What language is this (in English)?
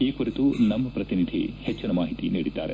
Kannada